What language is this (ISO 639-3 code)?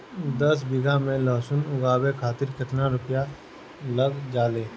bho